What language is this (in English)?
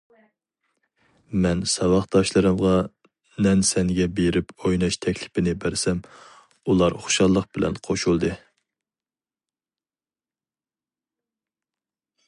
Uyghur